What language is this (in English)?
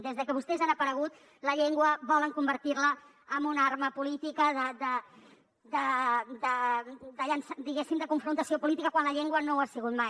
Catalan